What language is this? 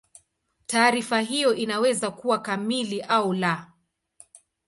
Swahili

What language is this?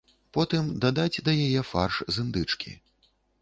Belarusian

